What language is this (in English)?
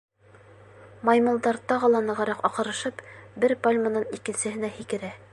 Bashkir